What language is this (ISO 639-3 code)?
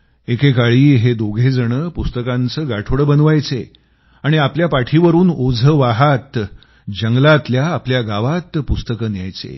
mar